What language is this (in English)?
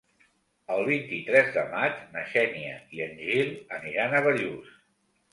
Catalan